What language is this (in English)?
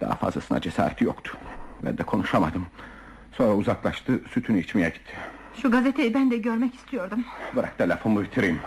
Turkish